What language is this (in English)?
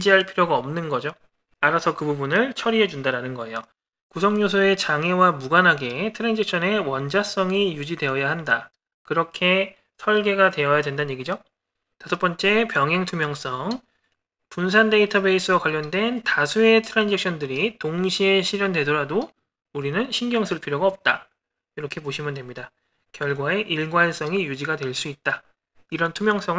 Korean